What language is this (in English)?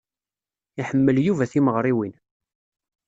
Kabyle